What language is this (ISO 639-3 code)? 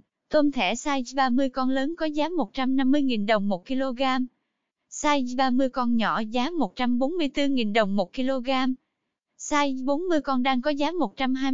vie